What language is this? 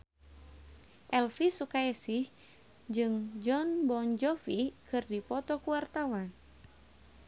Sundanese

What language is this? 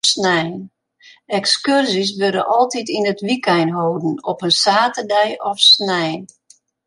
Western Frisian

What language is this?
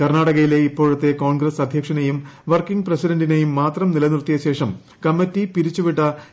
Malayalam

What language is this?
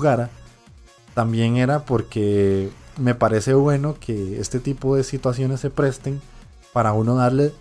Spanish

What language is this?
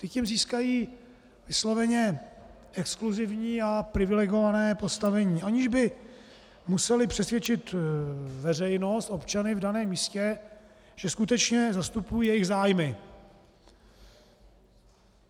Czech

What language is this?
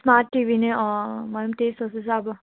Nepali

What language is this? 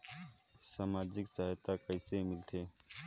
Chhattisgarhi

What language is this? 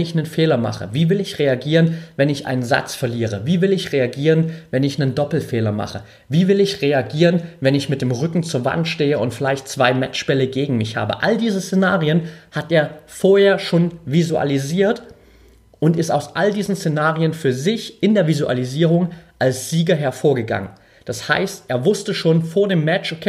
German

